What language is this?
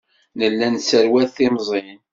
Kabyle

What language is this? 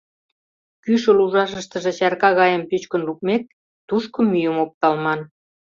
Mari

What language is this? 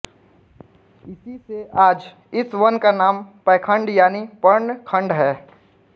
Hindi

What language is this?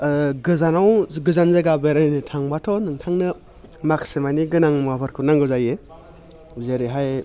Bodo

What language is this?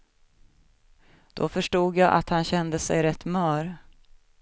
Swedish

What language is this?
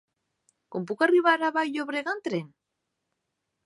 Catalan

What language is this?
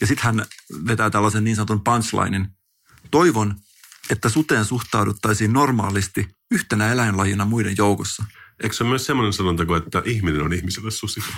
Finnish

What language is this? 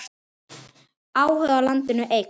Icelandic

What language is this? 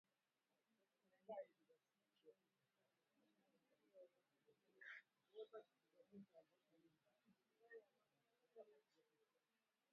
Swahili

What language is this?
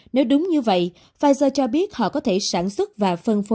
Vietnamese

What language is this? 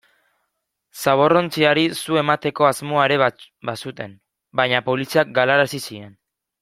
Basque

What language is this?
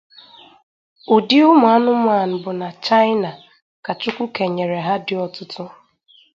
Igbo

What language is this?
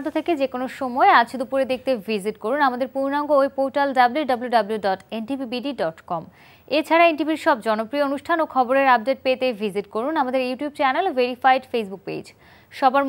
Hindi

